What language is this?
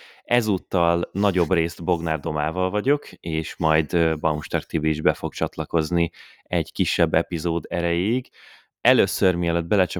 Hungarian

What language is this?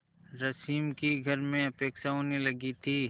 Hindi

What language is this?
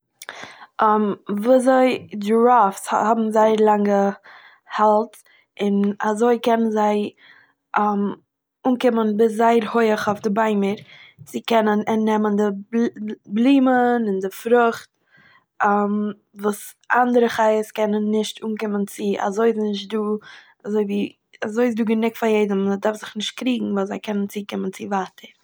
Yiddish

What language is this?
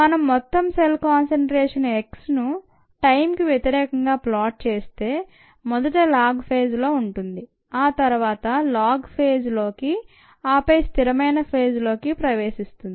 Telugu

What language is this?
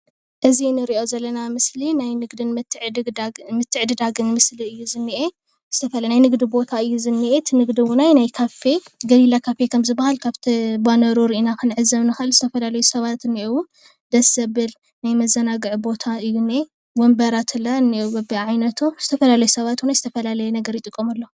Tigrinya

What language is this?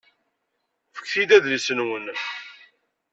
Kabyle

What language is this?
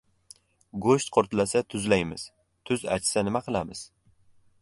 Uzbek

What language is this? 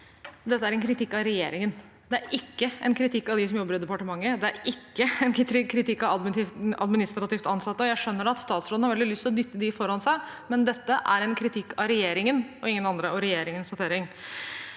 Norwegian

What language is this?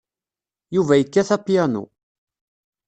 Kabyle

